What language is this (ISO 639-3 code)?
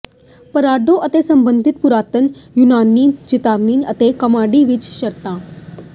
pan